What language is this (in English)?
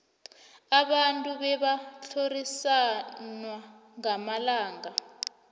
South Ndebele